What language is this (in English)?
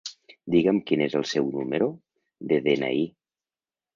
Catalan